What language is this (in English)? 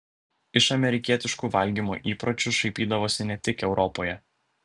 Lithuanian